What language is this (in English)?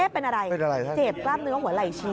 Thai